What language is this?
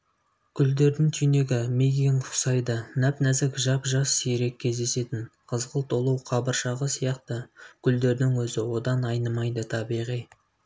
Kazakh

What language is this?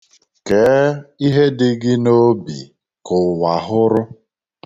Igbo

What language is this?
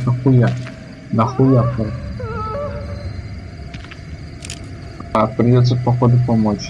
Russian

